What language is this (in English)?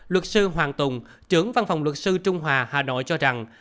Vietnamese